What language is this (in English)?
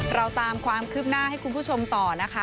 Thai